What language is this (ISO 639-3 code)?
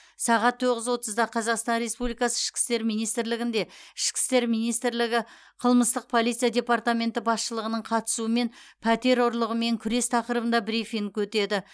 kaz